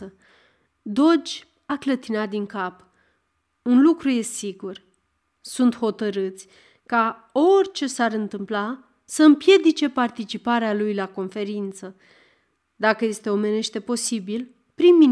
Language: Romanian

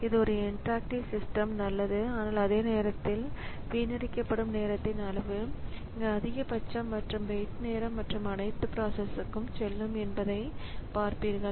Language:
Tamil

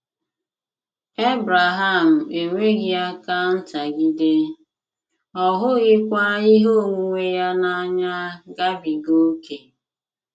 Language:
Igbo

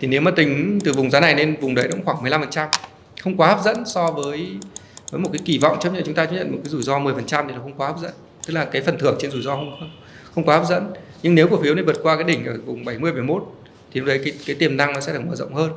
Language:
Vietnamese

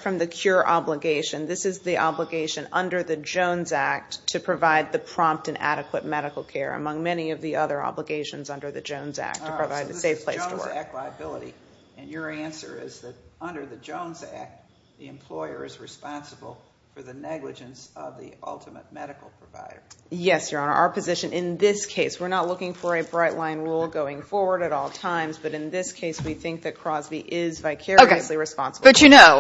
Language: English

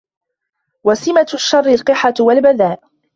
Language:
Arabic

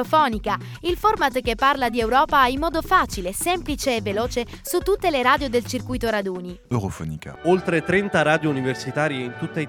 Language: Italian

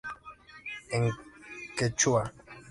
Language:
Spanish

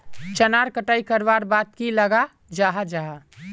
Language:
Magahi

